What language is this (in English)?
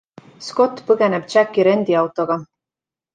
Estonian